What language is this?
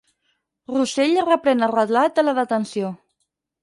Catalan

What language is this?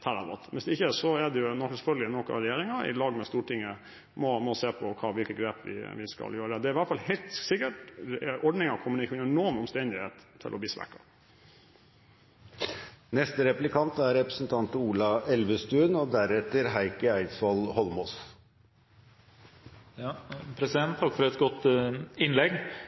Norwegian Bokmål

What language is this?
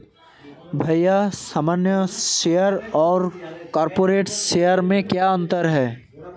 Hindi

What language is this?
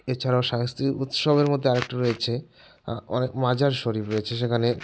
Bangla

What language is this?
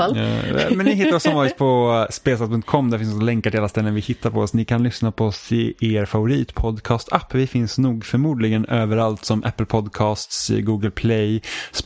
Swedish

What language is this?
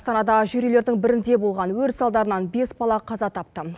Kazakh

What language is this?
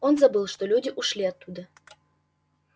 Russian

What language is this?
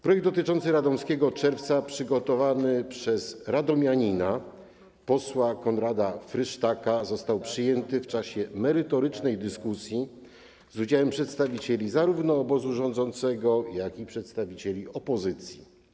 Polish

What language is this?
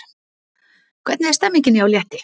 Icelandic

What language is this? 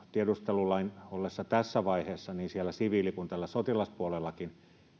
Finnish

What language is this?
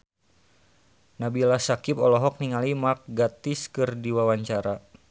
Sundanese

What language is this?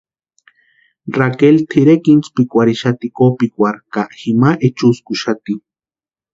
Western Highland Purepecha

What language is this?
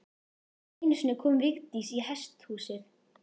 Icelandic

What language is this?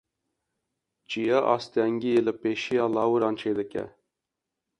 Kurdish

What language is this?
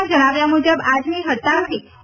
Gujarati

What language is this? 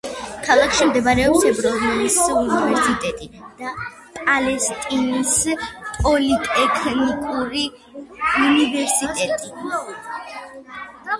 Georgian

